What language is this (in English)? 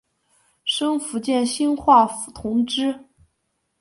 Chinese